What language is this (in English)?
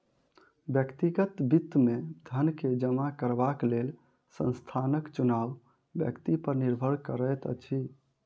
Maithili